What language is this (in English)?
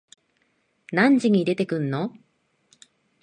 Japanese